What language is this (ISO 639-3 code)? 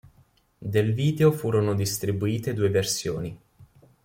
ita